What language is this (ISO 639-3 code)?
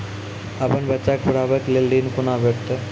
mai